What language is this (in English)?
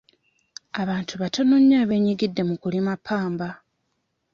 Ganda